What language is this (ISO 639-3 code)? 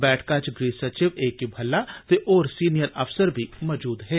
doi